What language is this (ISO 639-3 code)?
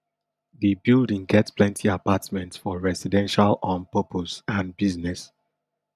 pcm